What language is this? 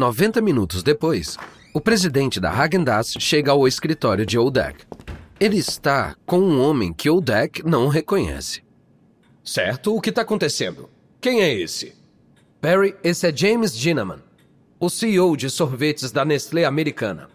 Portuguese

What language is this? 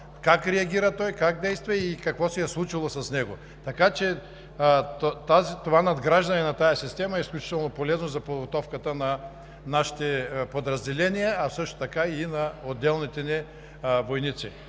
Bulgarian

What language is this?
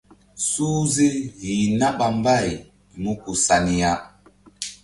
Mbum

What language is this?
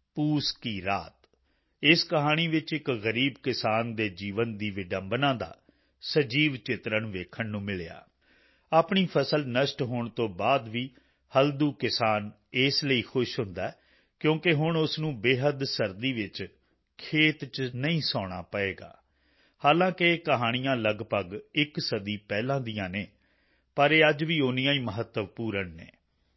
Punjabi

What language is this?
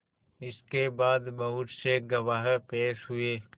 Hindi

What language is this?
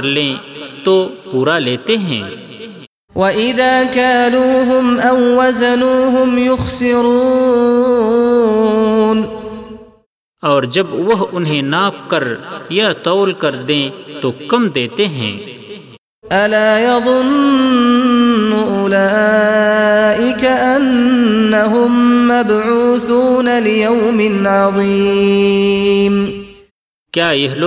Urdu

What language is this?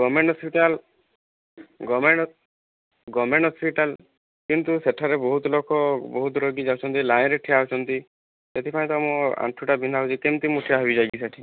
Odia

